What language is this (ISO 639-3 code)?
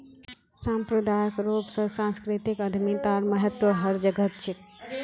mag